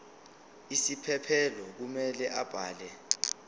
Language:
Zulu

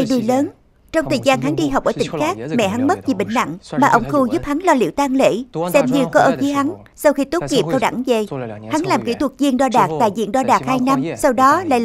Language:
Vietnamese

